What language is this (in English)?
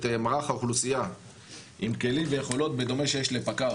Hebrew